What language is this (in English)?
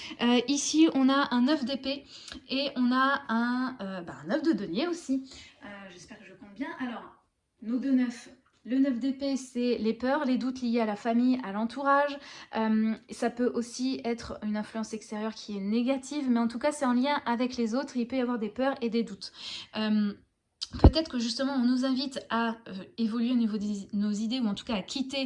French